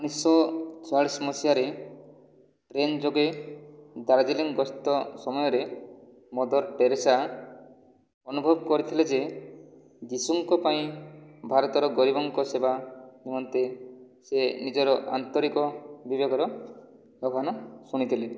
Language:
Odia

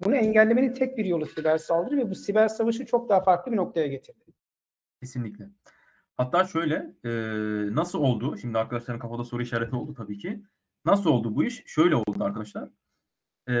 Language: Turkish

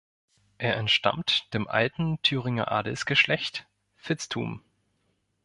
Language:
German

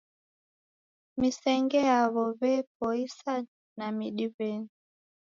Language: Taita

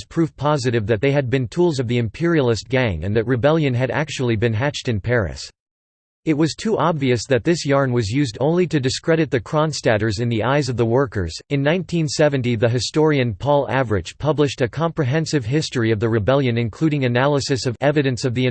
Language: English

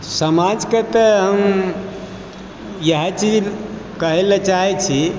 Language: Maithili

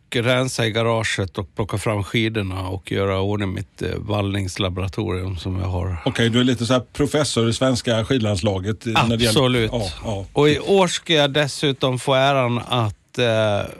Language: Swedish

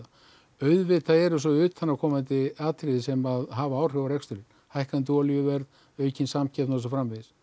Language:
Icelandic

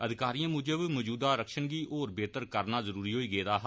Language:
Dogri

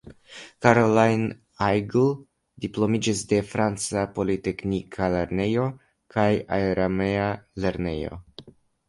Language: Esperanto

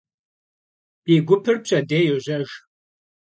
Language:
Kabardian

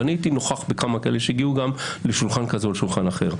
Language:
Hebrew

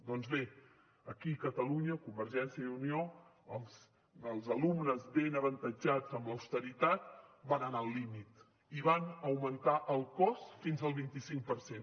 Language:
Catalan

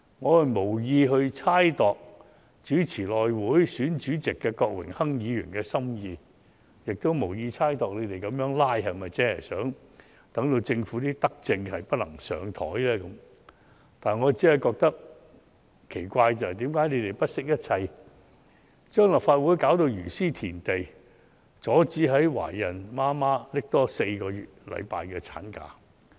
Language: Cantonese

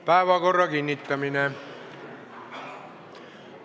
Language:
Estonian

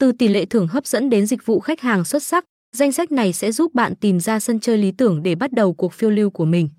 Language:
Vietnamese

